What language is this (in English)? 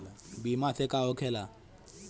Bhojpuri